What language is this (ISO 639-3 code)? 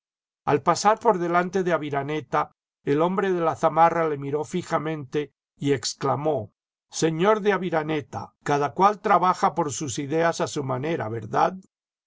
spa